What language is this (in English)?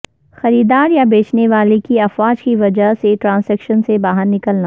Urdu